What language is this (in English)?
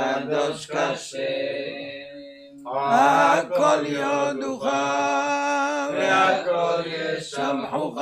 Hebrew